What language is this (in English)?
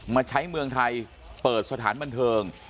Thai